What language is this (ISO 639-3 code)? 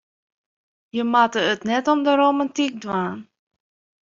fry